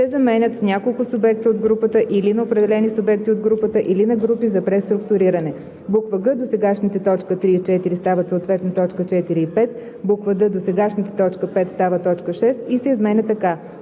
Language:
Bulgarian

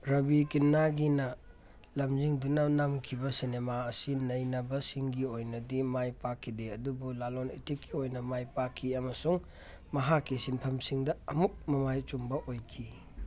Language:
Manipuri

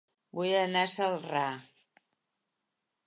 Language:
Catalan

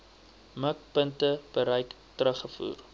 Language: Afrikaans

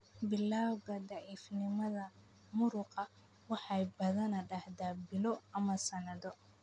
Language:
Somali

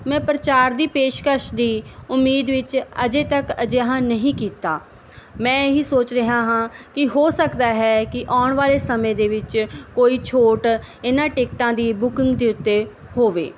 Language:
Punjabi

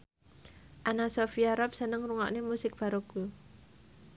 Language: Javanese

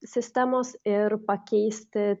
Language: Lithuanian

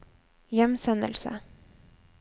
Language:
Norwegian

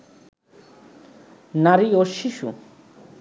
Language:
Bangla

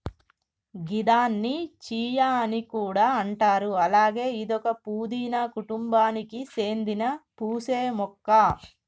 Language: Telugu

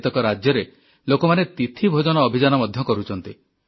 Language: Odia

